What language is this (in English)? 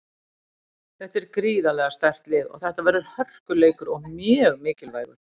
Icelandic